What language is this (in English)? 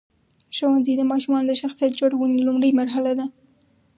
Pashto